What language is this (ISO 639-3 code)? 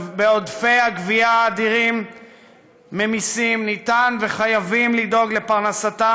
heb